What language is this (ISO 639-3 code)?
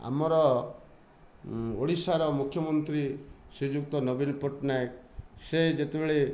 ori